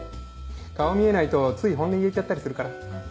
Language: Japanese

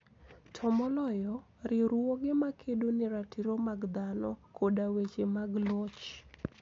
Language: Luo (Kenya and Tanzania)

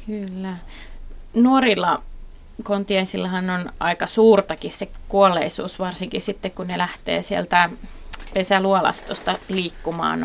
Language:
Finnish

